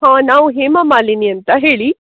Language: Kannada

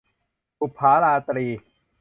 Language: Thai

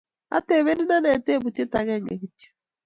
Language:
Kalenjin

